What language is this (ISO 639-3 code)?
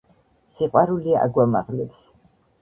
kat